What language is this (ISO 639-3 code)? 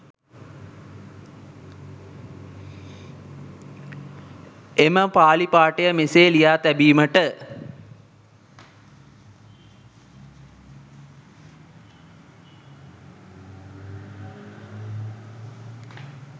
sin